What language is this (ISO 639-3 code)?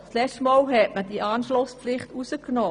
gsw